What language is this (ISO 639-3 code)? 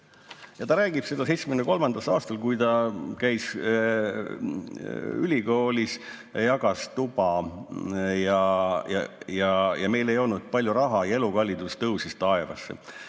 est